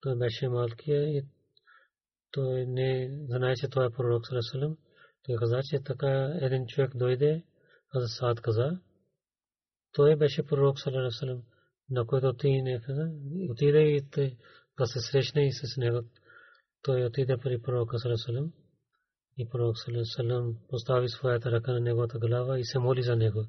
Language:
Bulgarian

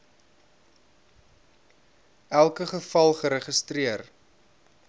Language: Afrikaans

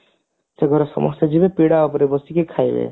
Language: Odia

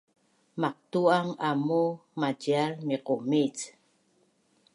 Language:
Bunun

